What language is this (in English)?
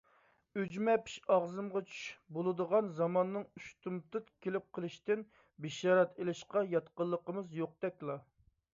Uyghur